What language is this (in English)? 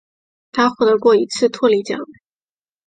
Chinese